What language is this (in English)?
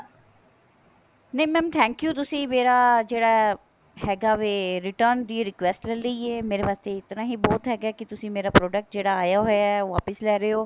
Punjabi